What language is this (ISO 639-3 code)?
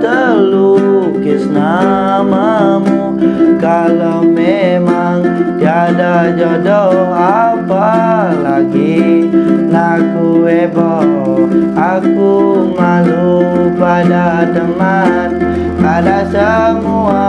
ind